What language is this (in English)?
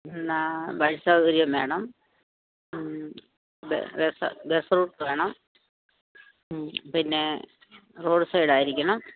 Malayalam